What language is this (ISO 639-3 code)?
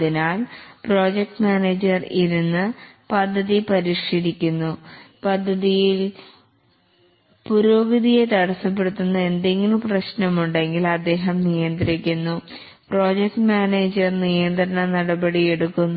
mal